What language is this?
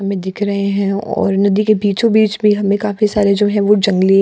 Hindi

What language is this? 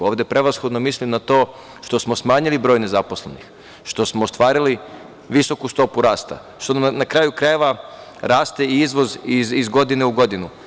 Serbian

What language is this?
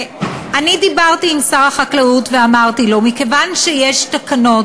Hebrew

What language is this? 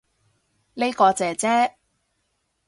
Cantonese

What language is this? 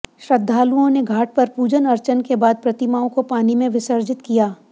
Hindi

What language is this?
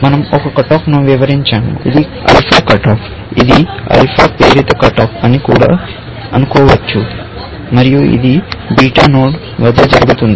Telugu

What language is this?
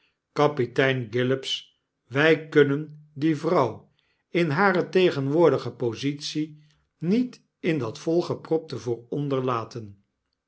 Dutch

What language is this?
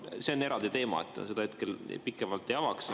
Estonian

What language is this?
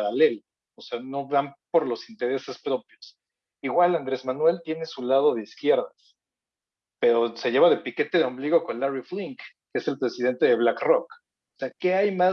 Spanish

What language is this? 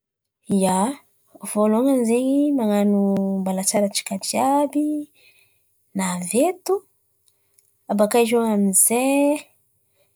Antankarana Malagasy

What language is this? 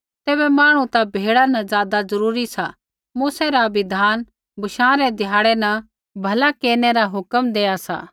Kullu Pahari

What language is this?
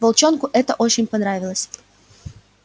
Russian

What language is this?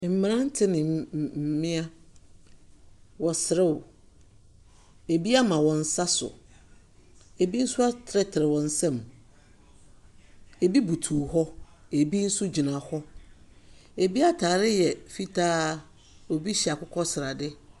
Akan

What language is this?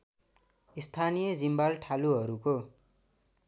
Nepali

